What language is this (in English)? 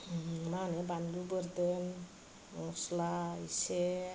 Bodo